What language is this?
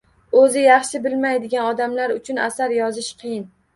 Uzbek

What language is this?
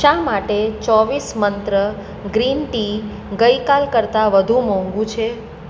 Gujarati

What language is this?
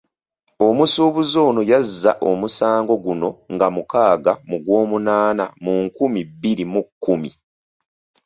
Ganda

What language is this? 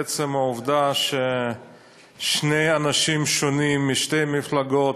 Hebrew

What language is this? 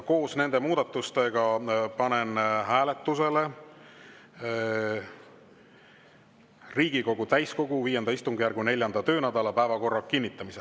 Estonian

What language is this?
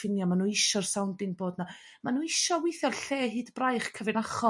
Welsh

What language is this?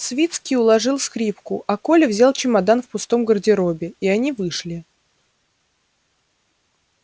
Russian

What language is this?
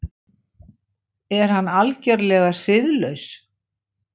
Icelandic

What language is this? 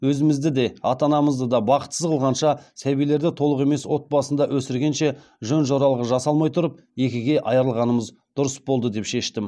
Kazakh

